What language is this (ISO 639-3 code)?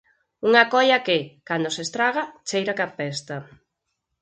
glg